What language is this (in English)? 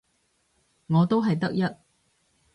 Cantonese